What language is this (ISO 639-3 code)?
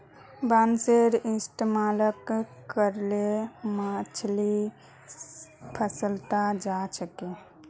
mag